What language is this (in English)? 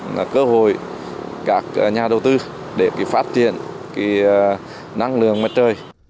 Vietnamese